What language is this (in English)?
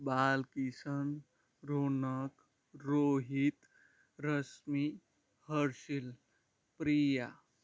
Gujarati